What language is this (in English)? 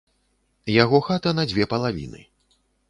Belarusian